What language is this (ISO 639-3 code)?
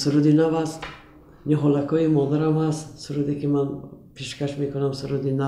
fas